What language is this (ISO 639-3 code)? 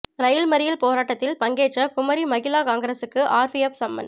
tam